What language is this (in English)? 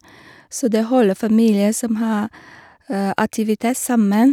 Norwegian